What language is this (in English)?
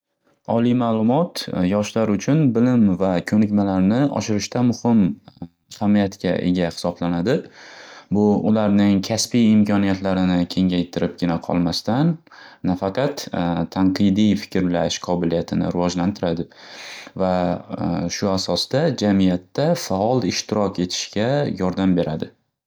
Uzbek